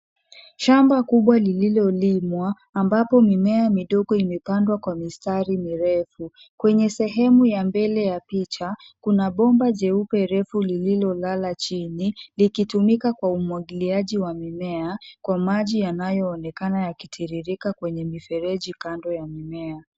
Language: Swahili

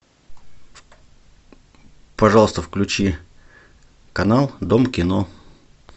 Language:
Russian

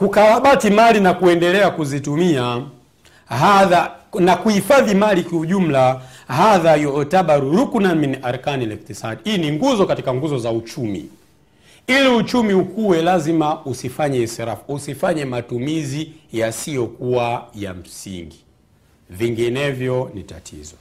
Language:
Swahili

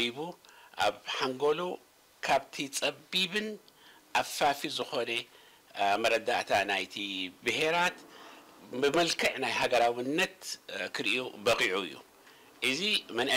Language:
Arabic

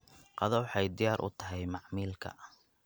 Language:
Somali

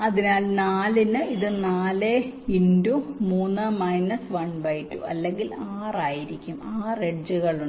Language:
Malayalam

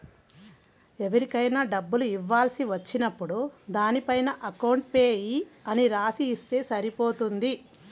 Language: Telugu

